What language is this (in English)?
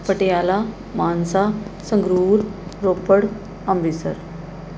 Punjabi